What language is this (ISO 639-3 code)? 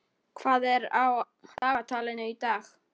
isl